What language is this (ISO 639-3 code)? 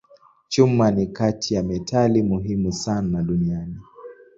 swa